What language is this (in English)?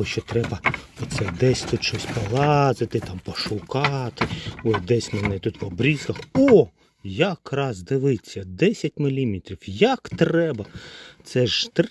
Ukrainian